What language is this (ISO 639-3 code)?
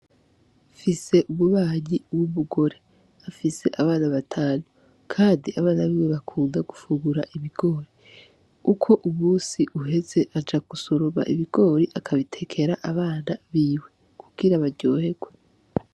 run